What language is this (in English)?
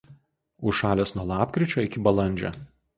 Lithuanian